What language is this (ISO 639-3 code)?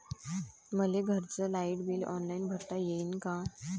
mar